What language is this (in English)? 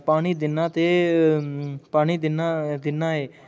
Dogri